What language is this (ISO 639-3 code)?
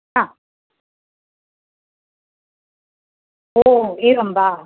san